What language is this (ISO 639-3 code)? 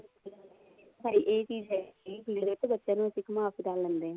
pan